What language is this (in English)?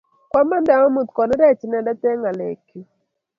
Kalenjin